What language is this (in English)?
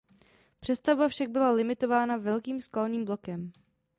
Czech